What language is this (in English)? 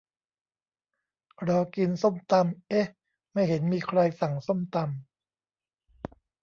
Thai